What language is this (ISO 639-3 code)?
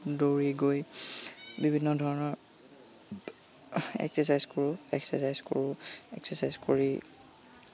asm